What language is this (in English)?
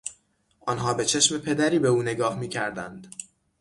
Persian